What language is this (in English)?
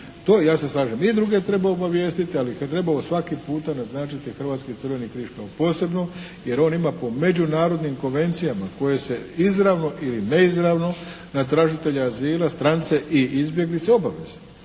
Croatian